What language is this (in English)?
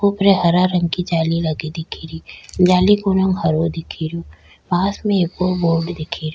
Rajasthani